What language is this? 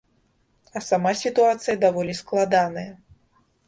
Belarusian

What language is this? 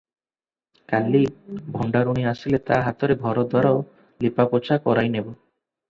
Odia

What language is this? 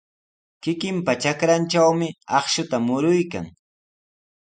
Sihuas Ancash Quechua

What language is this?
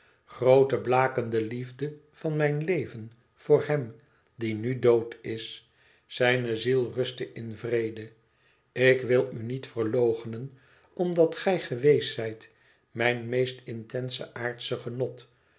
Dutch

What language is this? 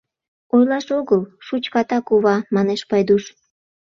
Mari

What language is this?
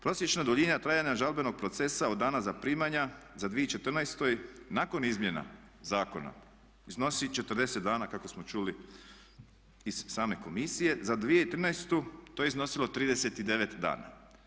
Croatian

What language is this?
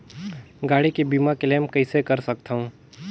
Chhattisgarhi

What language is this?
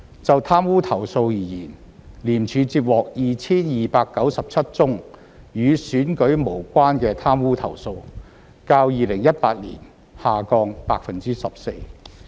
Cantonese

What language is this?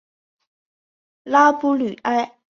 Chinese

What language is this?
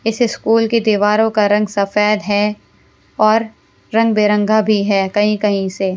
Hindi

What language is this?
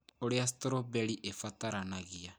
Kikuyu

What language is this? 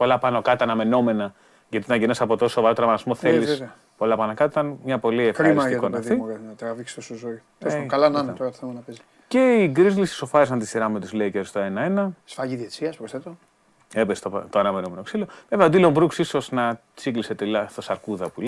Greek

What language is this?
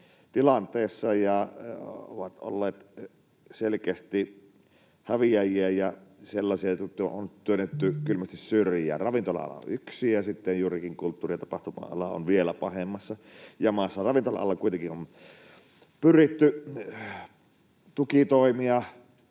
Finnish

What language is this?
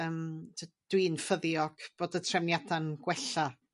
Welsh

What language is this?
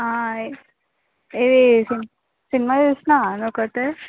Telugu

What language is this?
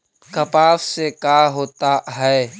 Magahi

